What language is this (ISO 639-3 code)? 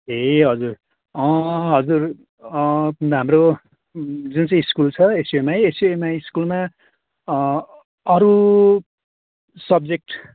nep